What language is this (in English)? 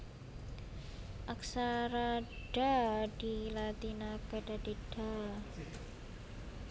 Javanese